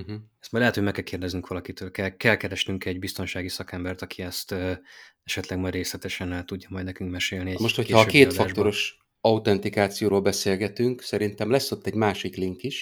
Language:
Hungarian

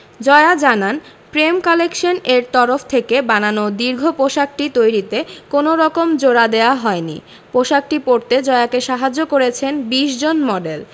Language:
Bangla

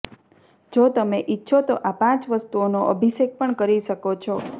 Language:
Gujarati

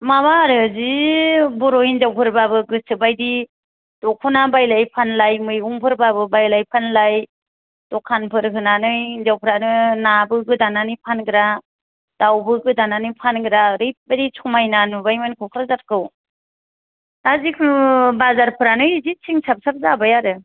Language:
Bodo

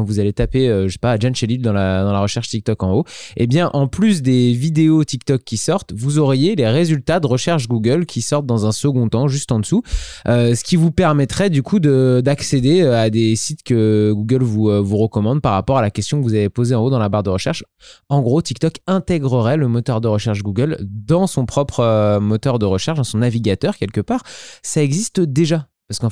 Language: French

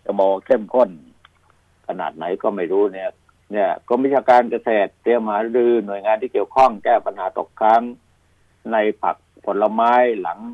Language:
Thai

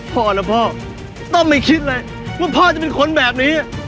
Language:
Thai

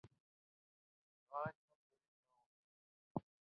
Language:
Urdu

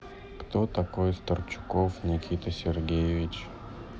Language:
Russian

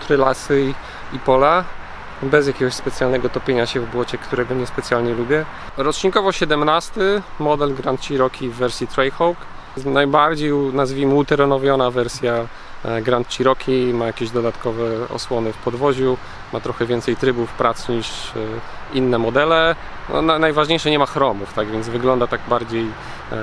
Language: Polish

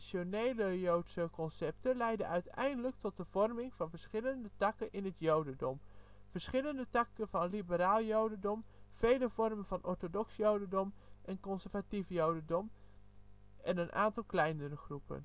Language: Dutch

